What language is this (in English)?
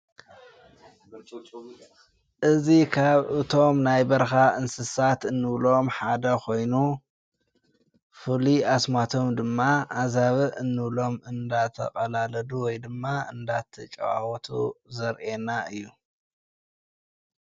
Tigrinya